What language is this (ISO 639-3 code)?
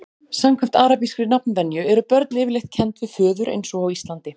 isl